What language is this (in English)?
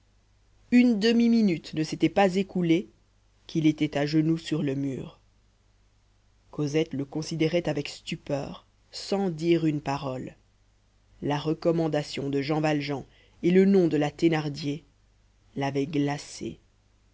French